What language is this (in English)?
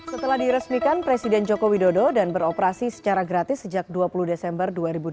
Indonesian